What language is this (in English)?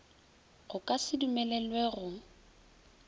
Northern Sotho